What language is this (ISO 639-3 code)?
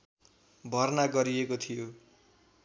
nep